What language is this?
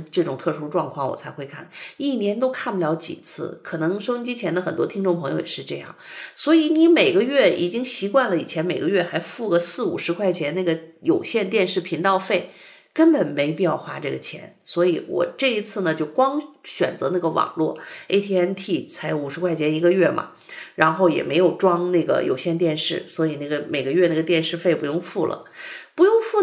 Chinese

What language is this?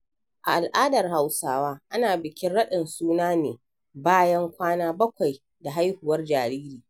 Hausa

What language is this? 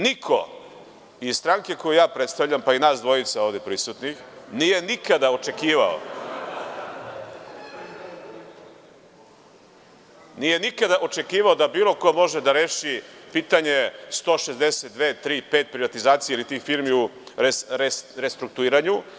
Serbian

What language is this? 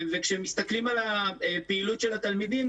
Hebrew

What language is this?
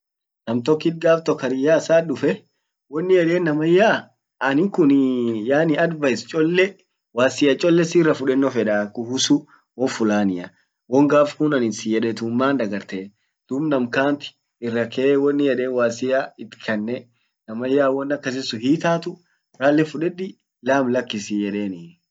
Orma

